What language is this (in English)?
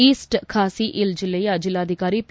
Kannada